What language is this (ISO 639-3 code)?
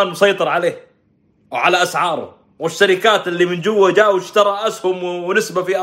ara